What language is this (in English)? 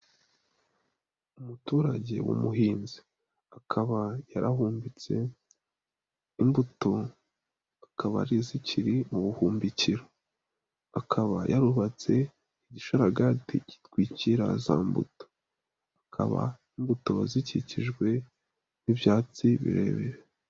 Kinyarwanda